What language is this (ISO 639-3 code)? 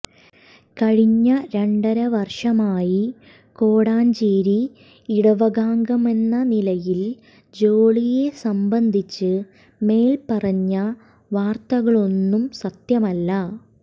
mal